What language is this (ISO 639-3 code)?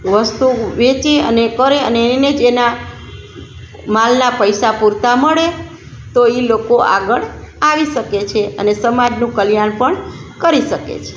guj